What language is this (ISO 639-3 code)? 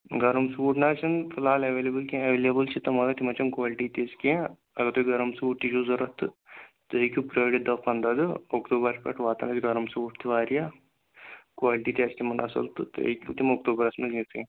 kas